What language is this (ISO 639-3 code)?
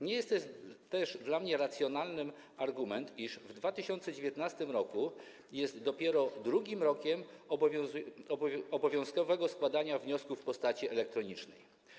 pol